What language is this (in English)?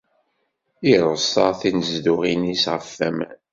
Kabyle